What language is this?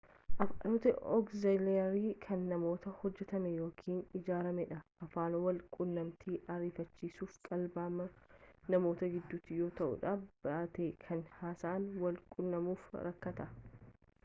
Oromo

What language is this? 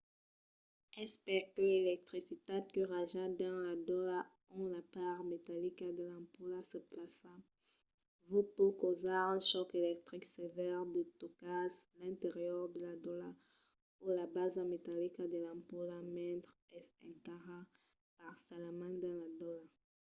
Occitan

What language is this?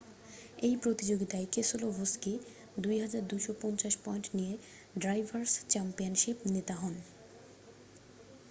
Bangla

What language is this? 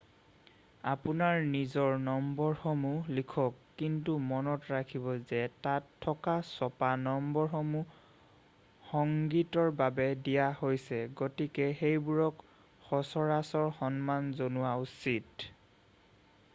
Assamese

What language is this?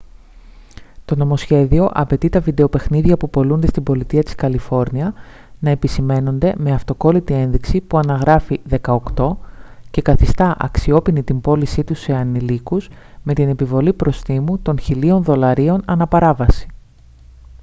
Greek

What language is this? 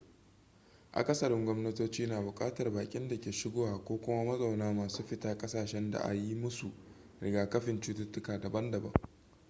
Hausa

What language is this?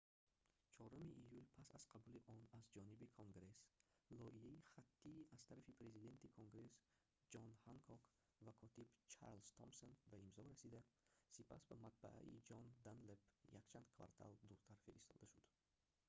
Tajik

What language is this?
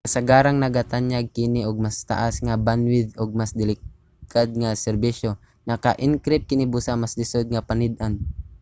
Cebuano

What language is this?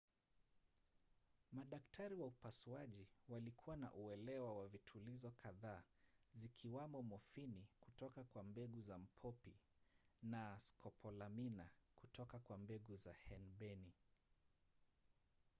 Swahili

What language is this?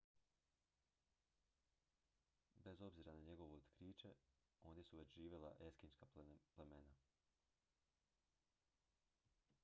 Croatian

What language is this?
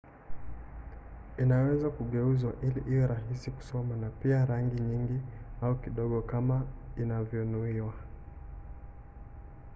Swahili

